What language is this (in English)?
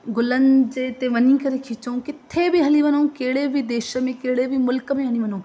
Sindhi